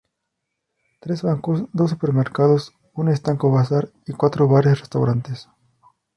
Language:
Spanish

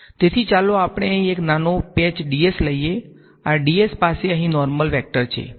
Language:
Gujarati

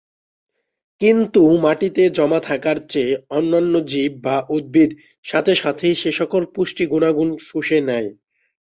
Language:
Bangla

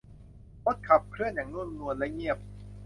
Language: Thai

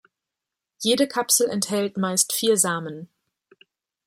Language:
German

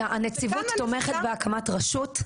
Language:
Hebrew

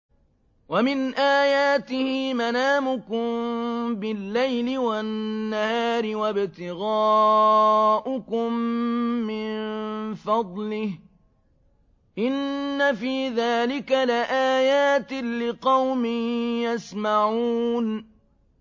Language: Arabic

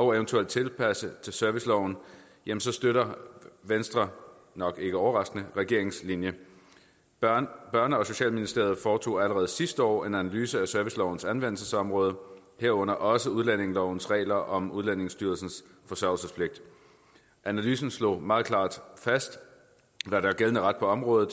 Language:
Danish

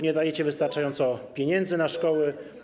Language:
Polish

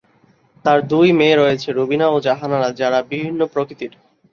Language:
Bangla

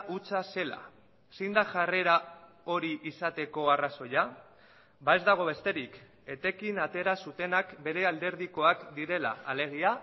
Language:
Basque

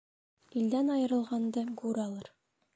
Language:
Bashkir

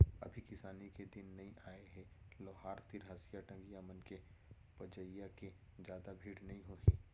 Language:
Chhattisgarhi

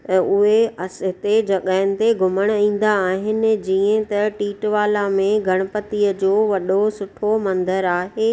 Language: Sindhi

